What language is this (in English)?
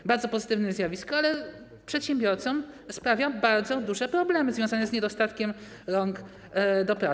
Polish